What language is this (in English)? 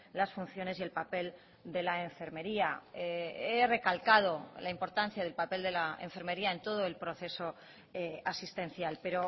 Spanish